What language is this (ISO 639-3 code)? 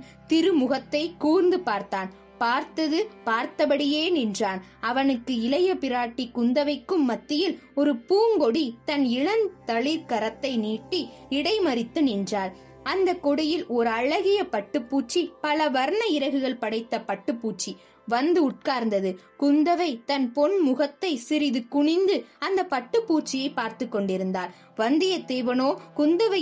tam